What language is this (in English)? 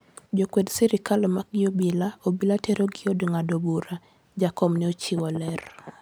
Luo (Kenya and Tanzania)